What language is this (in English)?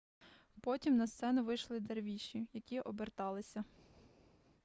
Ukrainian